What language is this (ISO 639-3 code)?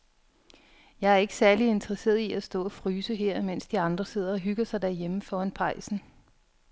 dan